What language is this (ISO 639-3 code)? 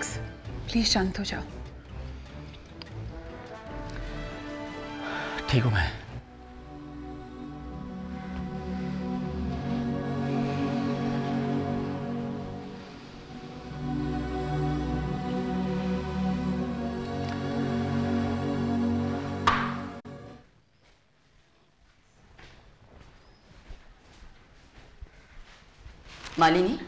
hin